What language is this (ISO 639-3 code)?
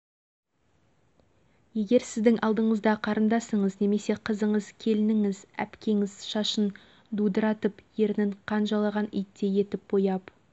kaz